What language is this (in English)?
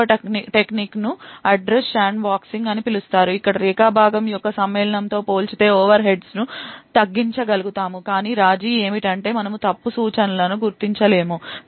Telugu